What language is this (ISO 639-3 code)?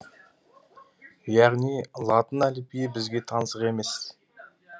kaz